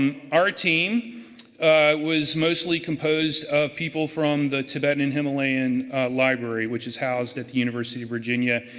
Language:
English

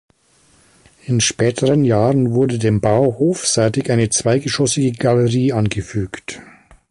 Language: German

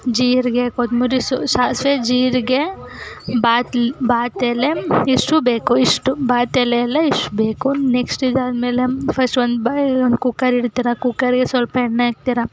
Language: Kannada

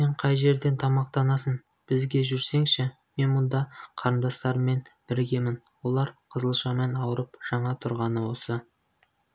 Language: Kazakh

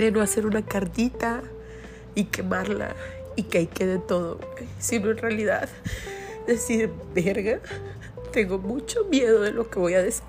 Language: Spanish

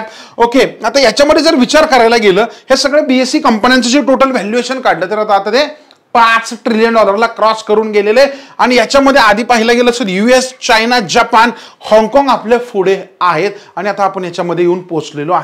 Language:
Marathi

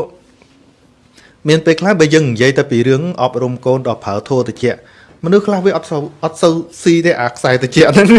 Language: Vietnamese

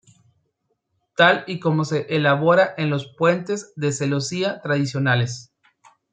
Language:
Spanish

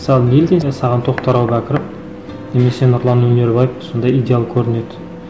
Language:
Kazakh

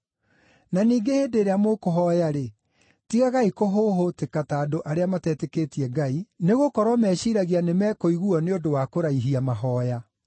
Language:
Kikuyu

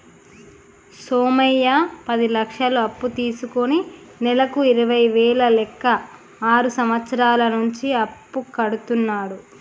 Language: Telugu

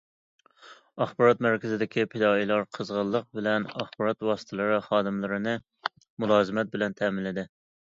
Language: Uyghur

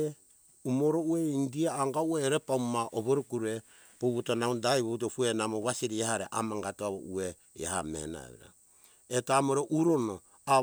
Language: Hunjara-Kaina Ke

